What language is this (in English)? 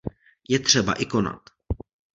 Czech